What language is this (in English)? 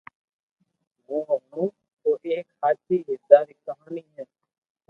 Loarki